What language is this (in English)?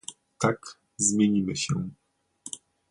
Polish